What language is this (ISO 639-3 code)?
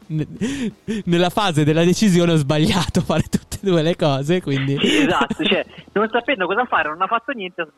ita